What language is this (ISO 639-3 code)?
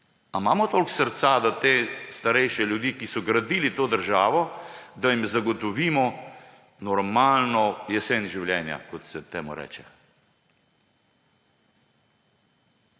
slv